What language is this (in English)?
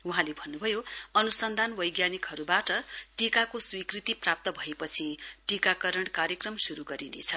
Nepali